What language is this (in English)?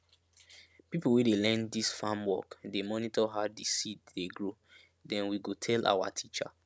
Nigerian Pidgin